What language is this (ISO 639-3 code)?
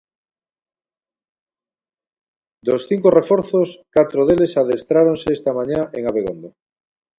glg